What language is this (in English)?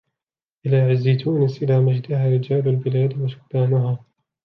Arabic